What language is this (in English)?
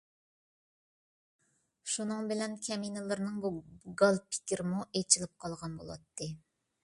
Uyghur